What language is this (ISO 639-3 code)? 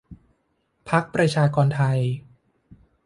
tha